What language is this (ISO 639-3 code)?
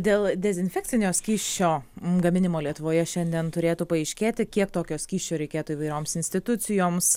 lit